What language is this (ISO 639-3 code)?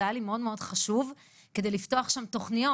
heb